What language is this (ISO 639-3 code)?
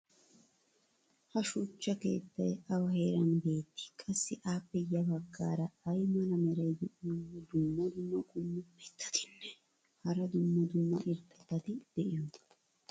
wal